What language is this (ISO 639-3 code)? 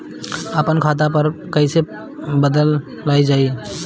bho